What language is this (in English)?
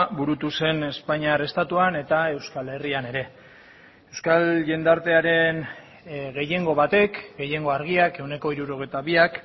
Basque